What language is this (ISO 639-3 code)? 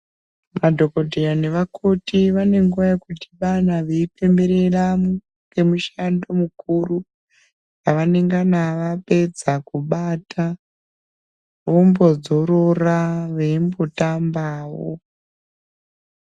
ndc